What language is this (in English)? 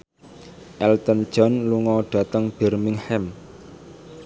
Javanese